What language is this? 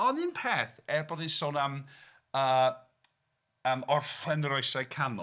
Welsh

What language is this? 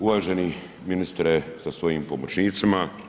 Croatian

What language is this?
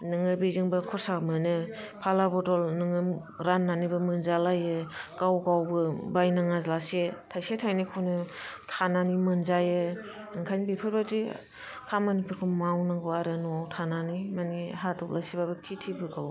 Bodo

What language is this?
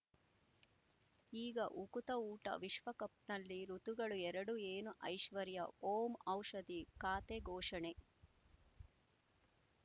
Kannada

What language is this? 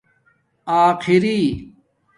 Domaaki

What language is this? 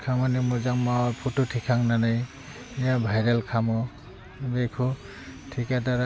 Bodo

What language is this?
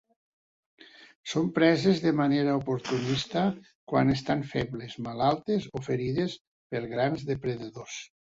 Catalan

